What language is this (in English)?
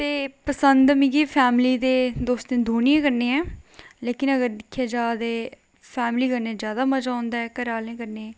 Dogri